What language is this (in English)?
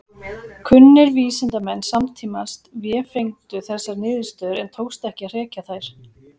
Icelandic